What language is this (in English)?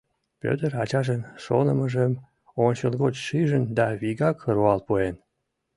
Mari